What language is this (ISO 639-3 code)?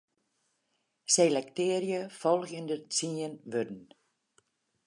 fry